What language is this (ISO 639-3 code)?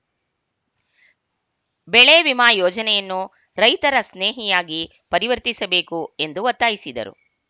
kan